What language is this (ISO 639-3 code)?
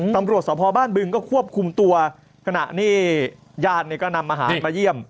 tha